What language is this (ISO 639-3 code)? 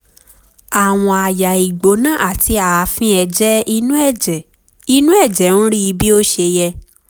yor